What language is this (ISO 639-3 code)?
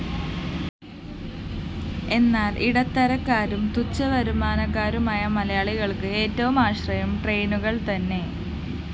mal